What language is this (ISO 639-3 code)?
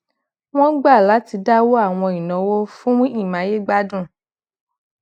yor